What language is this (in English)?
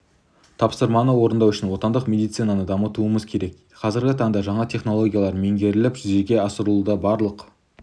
Kazakh